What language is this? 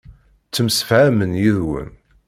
Kabyle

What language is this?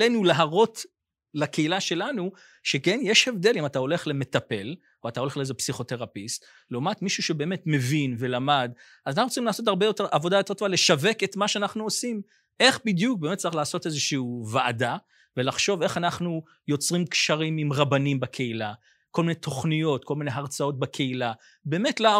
Hebrew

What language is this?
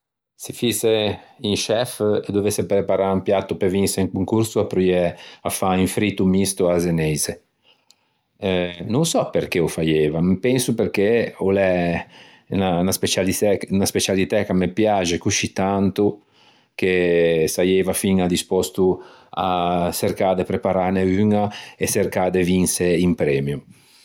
Ligurian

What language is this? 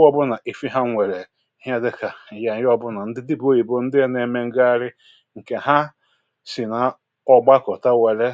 Igbo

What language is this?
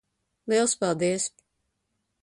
Latvian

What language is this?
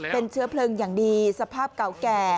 Thai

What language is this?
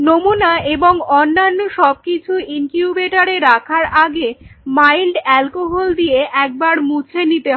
Bangla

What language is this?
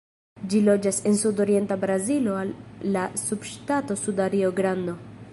Esperanto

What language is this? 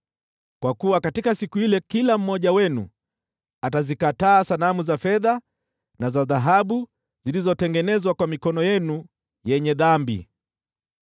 Swahili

